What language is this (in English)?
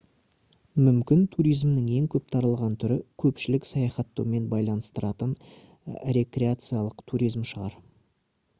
Kazakh